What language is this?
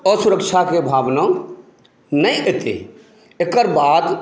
Maithili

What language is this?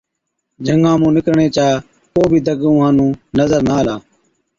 Od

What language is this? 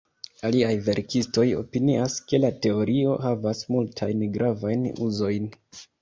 Esperanto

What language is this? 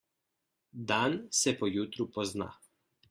Slovenian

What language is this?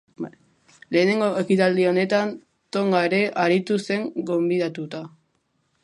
Basque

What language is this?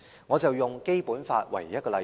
Cantonese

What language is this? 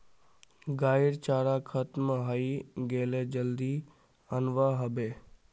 Magahi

